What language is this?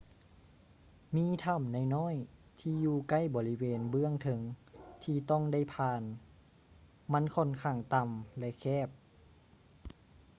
Lao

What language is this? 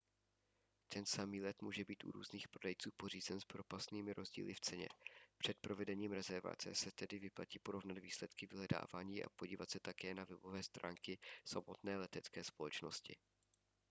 Czech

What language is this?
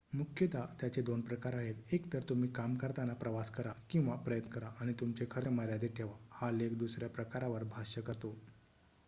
Marathi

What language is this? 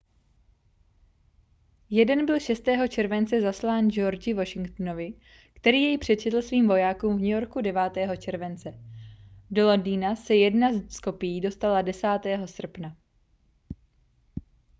Czech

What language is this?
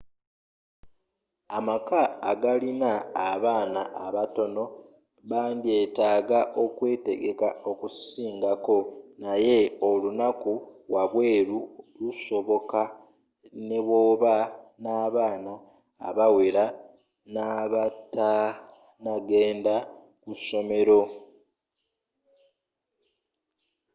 Ganda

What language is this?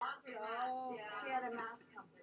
Welsh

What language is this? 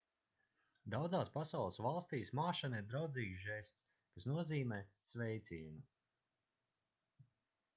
Latvian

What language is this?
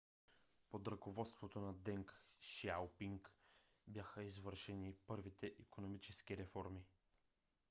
Bulgarian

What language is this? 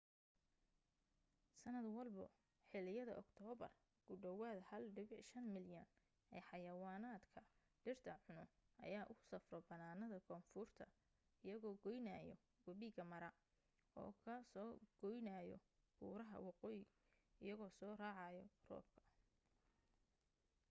Somali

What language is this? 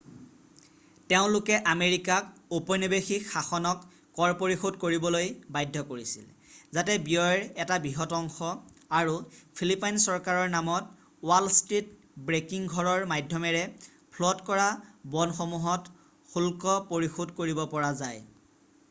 Assamese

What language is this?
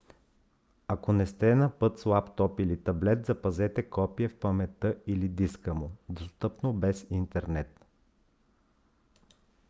Bulgarian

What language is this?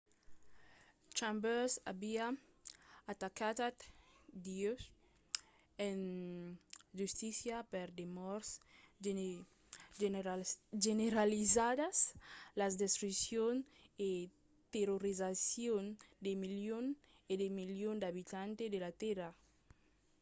Occitan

